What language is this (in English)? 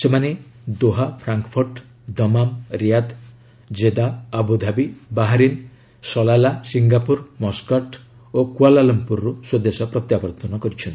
Odia